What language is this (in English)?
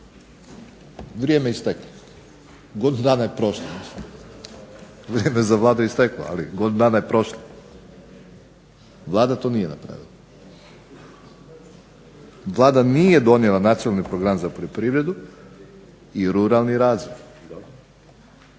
Croatian